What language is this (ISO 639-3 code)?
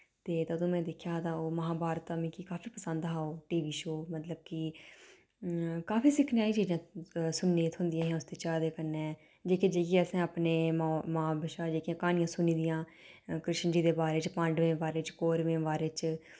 doi